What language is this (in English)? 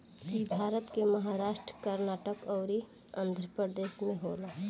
Bhojpuri